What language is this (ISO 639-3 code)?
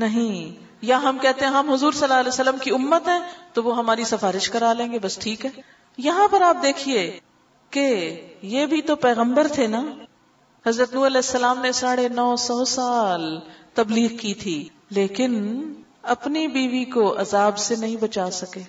urd